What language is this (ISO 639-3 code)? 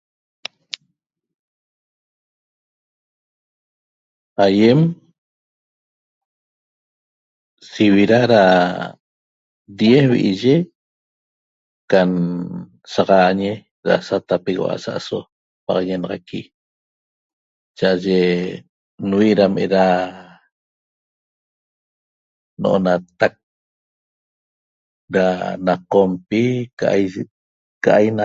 tob